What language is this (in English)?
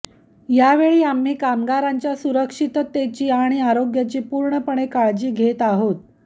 Marathi